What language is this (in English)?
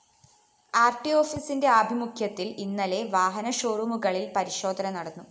Malayalam